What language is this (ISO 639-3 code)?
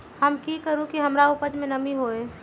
mag